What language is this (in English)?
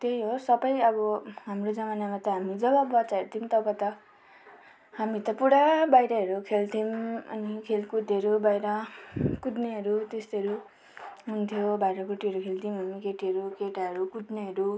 Nepali